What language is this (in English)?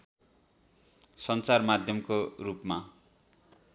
Nepali